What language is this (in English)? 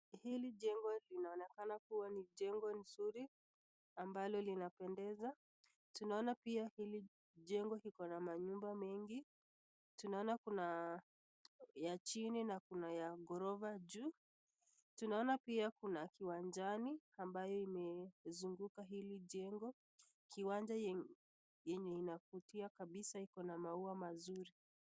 Swahili